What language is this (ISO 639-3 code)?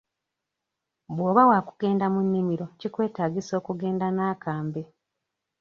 lug